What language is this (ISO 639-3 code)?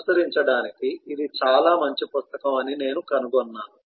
tel